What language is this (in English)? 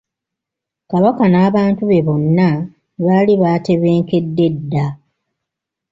Ganda